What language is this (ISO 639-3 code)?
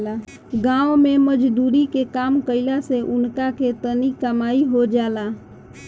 bho